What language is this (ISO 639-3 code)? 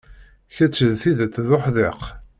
kab